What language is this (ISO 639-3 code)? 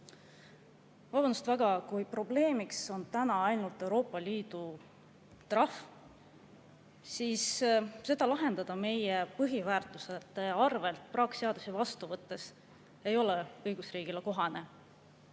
est